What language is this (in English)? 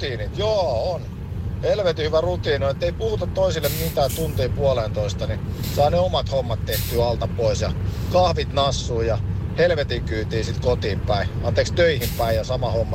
Finnish